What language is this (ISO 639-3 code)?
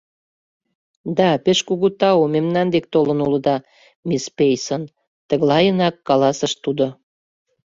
chm